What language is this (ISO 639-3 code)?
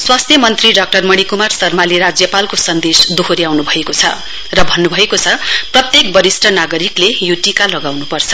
nep